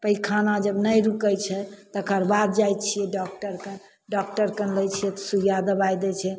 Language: Maithili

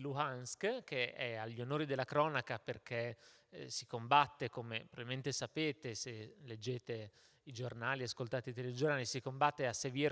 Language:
Italian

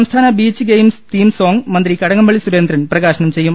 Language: Malayalam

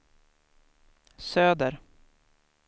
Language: Swedish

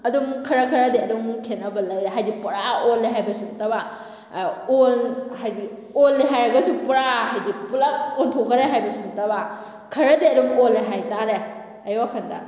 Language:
Manipuri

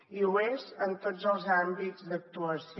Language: Catalan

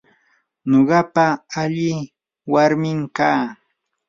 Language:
Yanahuanca Pasco Quechua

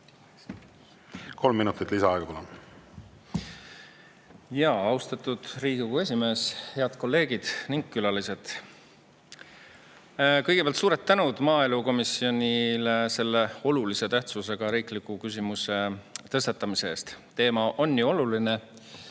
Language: Estonian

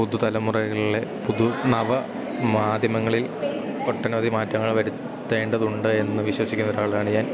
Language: Malayalam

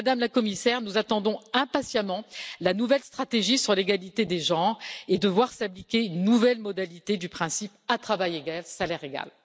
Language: French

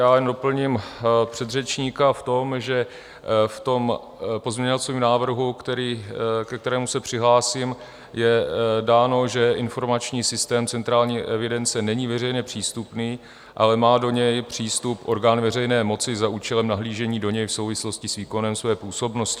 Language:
Czech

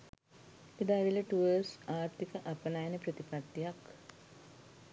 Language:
Sinhala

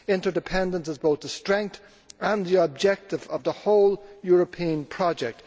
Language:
English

